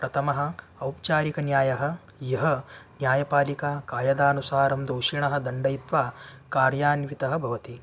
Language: Sanskrit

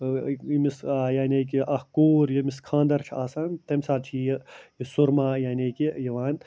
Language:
Kashmiri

